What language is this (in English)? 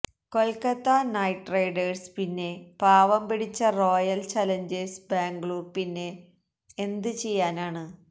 Malayalam